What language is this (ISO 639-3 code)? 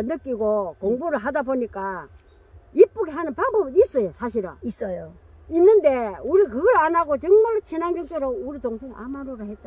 kor